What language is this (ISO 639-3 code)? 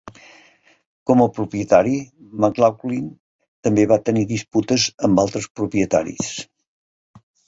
cat